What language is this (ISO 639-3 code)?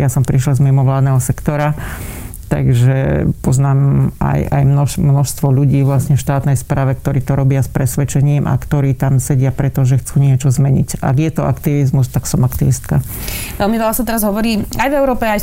slk